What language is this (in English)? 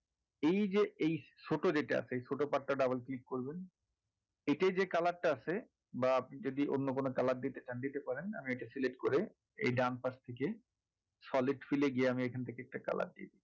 Bangla